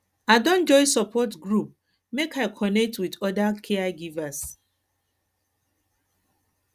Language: Nigerian Pidgin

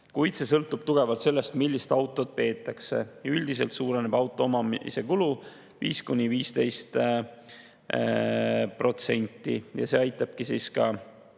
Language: Estonian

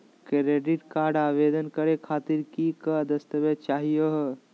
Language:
Magahi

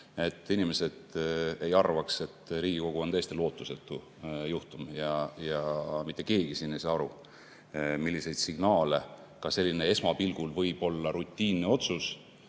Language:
Estonian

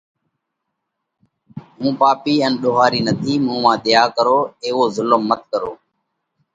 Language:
Parkari Koli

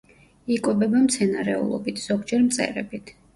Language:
Georgian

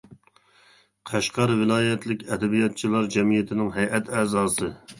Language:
Uyghur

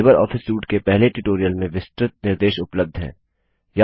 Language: Hindi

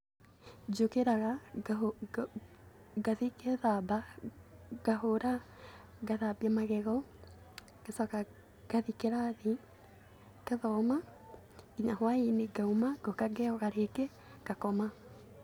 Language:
Kikuyu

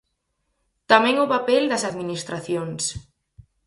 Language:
Galician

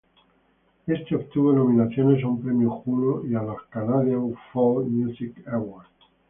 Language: Spanish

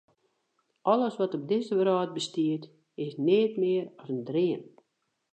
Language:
Western Frisian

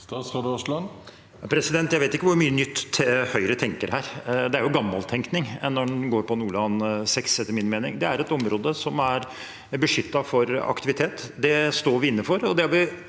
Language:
Norwegian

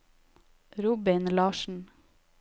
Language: Norwegian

